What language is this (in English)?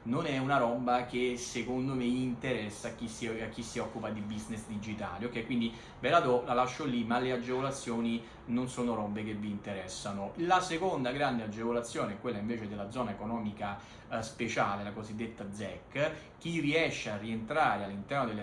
Italian